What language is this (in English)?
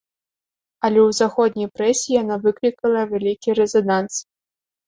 Belarusian